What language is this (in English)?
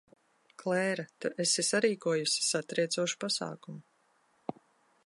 Latvian